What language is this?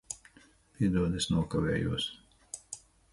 Latvian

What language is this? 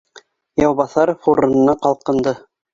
Bashkir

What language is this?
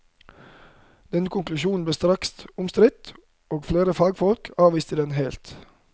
Norwegian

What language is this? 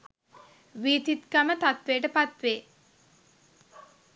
Sinhala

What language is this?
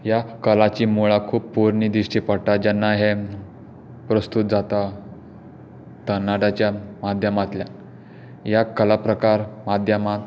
Konkani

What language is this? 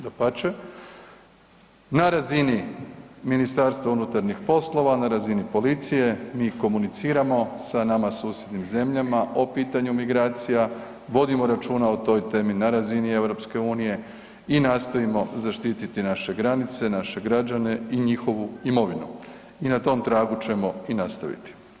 Croatian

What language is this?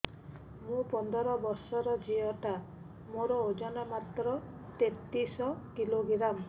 Odia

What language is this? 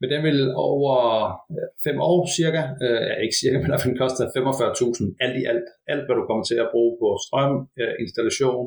Danish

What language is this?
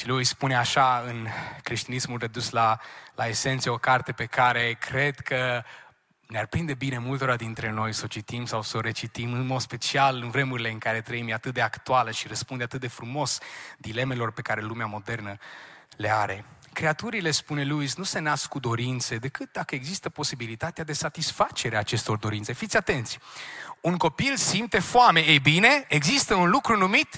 Romanian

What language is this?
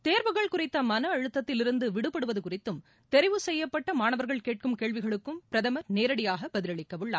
Tamil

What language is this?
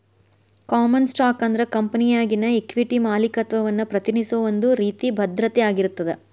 Kannada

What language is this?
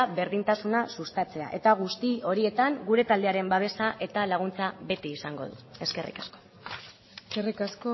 Basque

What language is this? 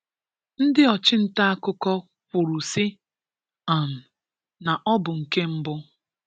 Igbo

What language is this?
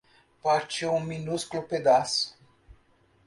Portuguese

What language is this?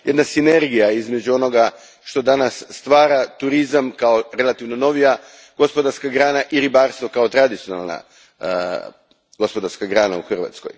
Croatian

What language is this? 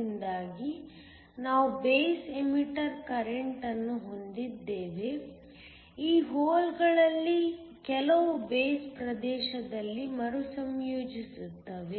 Kannada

